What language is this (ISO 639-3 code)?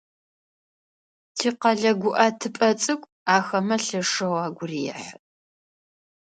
ady